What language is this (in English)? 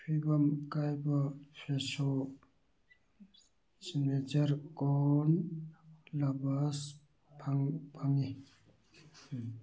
Manipuri